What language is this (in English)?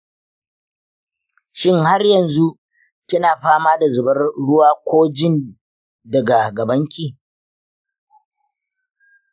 Hausa